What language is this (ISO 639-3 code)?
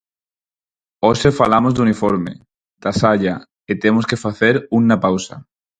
glg